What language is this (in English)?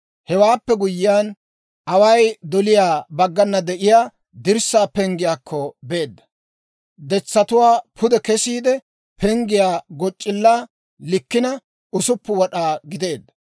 Dawro